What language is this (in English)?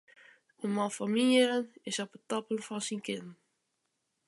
Western Frisian